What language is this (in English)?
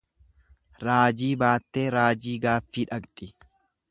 Oromo